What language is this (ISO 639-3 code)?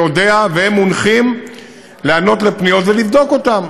heb